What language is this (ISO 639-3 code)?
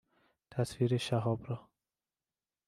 fas